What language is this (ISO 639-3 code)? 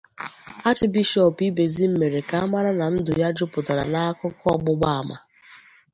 ibo